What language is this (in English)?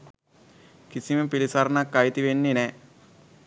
Sinhala